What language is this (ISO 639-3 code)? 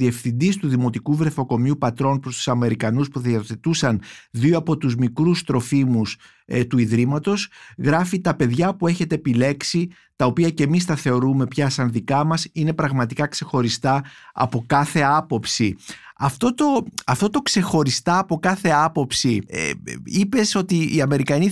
ell